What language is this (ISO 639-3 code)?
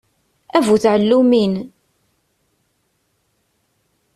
kab